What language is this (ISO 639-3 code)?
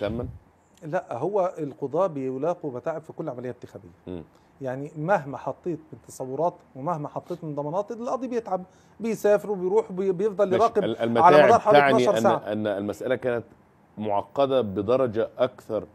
ara